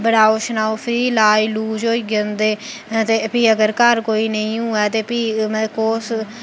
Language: Dogri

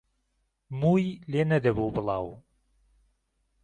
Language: Central Kurdish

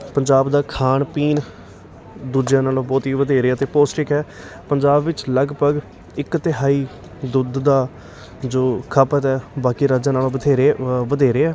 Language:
Punjabi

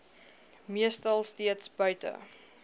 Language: Afrikaans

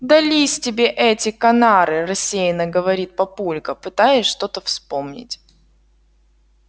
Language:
Russian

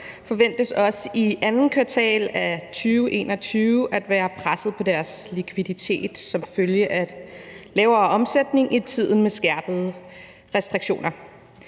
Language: Danish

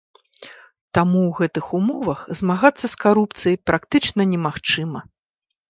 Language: Belarusian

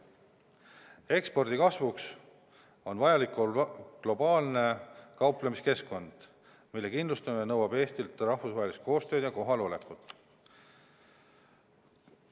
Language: Estonian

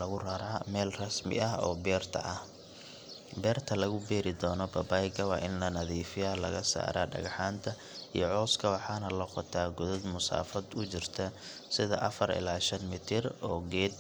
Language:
Somali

